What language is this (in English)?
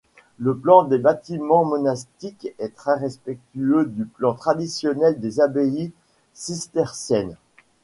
French